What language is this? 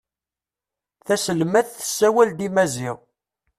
Kabyle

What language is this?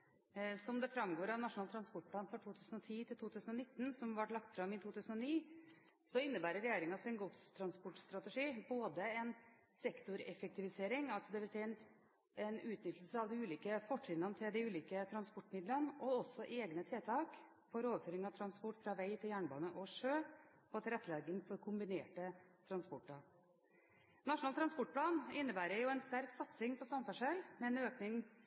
Norwegian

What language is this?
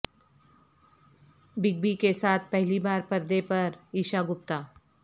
Urdu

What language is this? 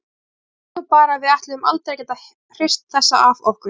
Icelandic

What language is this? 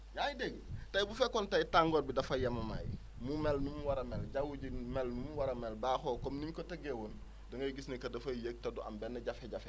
Wolof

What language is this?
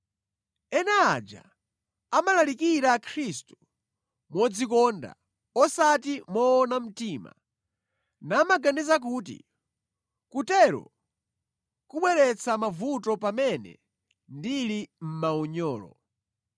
Nyanja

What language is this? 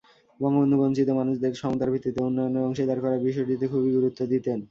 Bangla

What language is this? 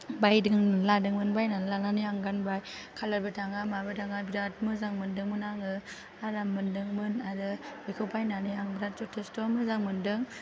Bodo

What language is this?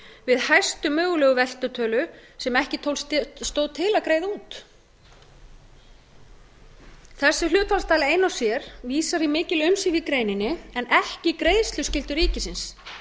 Icelandic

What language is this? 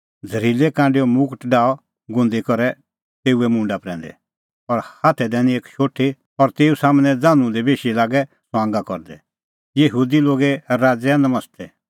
Kullu Pahari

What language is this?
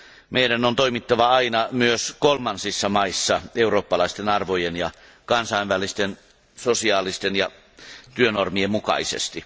Finnish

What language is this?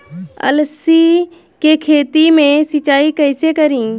Bhojpuri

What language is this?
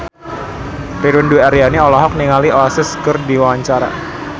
Sundanese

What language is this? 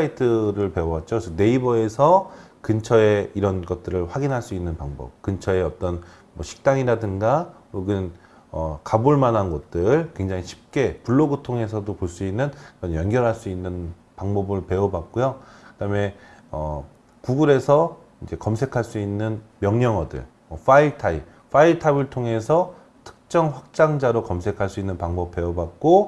Korean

